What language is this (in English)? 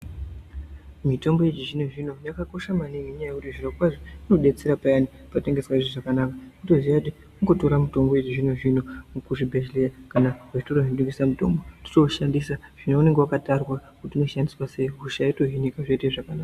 Ndau